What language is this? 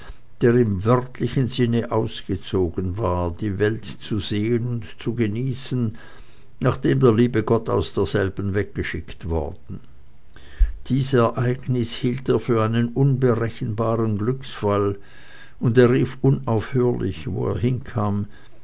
German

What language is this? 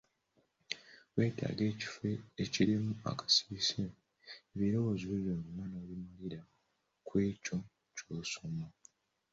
Ganda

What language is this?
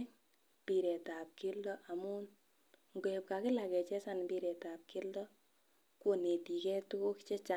Kalenjin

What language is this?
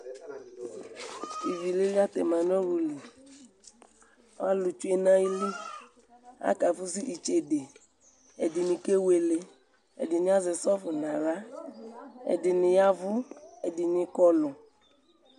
Ikposo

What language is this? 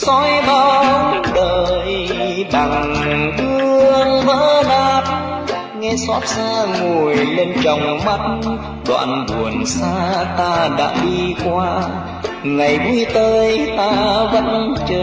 Vietnamese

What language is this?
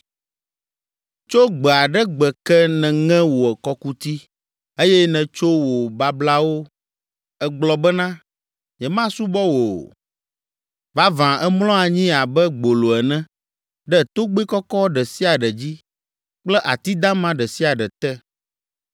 Ewe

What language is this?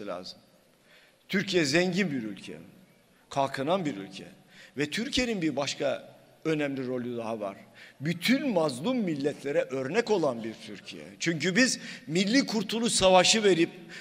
Turkish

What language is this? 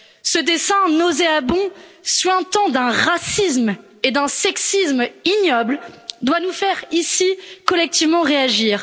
French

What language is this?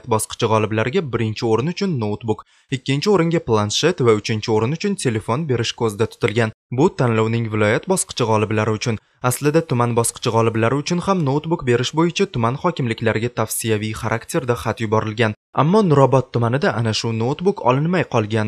Turkish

